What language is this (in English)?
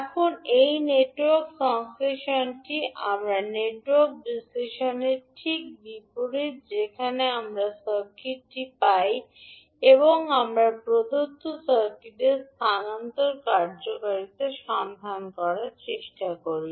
Bangla